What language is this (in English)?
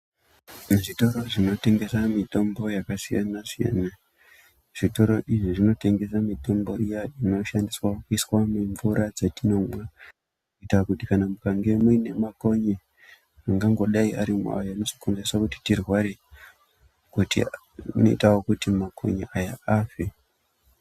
Ndau